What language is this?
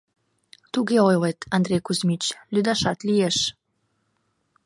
Mari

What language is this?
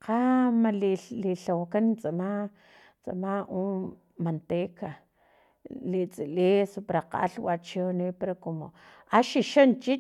Filomena Mata-Coahuitlán Totonac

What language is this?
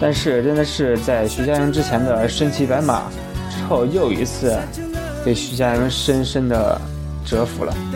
Chinese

